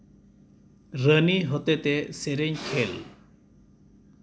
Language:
Santali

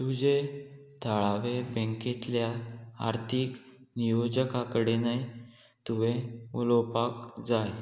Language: Konkani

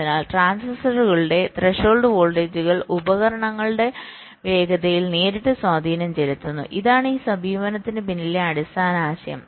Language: Malayalam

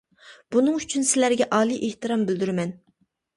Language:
Uyghur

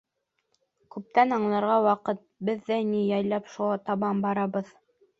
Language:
Bashkir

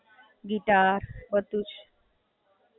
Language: Gujarati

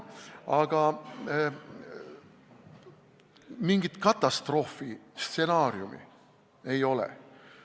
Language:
Estonian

